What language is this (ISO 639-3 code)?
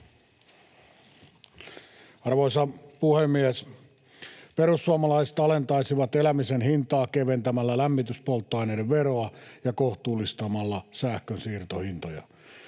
fin